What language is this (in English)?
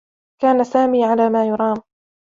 Arabic